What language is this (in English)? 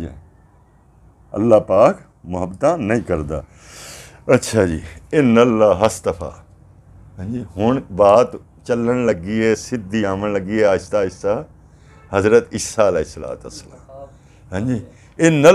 Hindi